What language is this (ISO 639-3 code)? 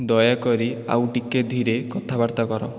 ori